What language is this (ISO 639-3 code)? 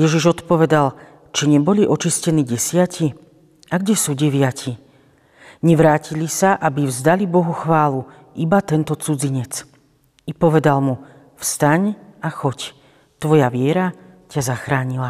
slk